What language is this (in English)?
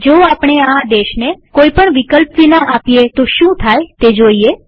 Gujarati